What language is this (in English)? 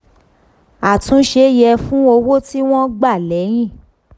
Yoruba